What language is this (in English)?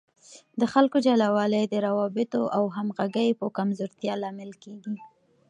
Pashto